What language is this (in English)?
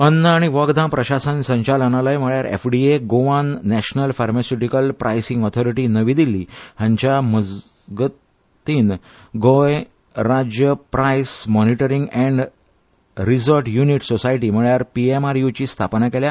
Konkani